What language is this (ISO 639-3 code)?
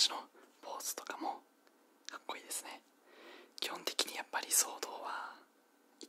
jpn